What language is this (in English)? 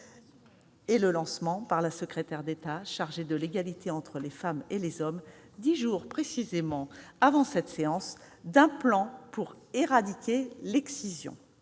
French